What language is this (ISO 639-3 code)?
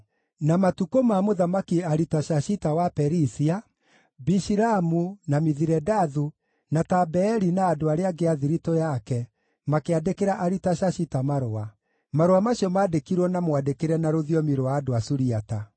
kik